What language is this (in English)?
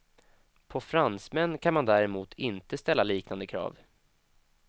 Swedish